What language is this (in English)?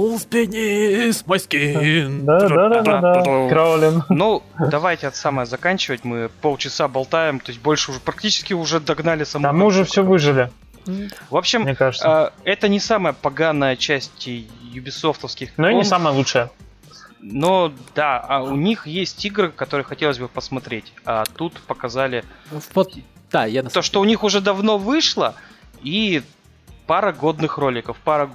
Russian